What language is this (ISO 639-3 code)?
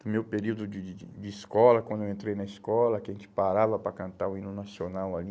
por